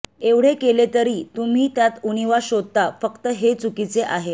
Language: Marathi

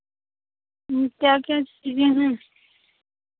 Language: Hindi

